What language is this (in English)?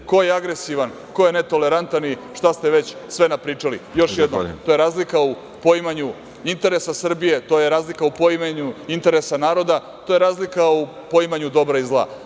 Serbian